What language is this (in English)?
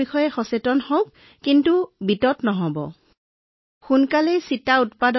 Assamese